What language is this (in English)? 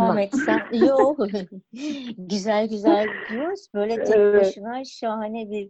Turkish